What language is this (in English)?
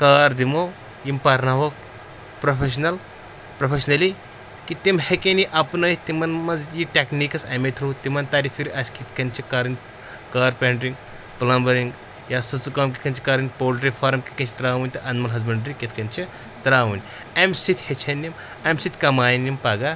Kashmiri